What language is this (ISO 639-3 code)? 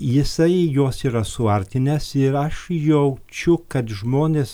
lit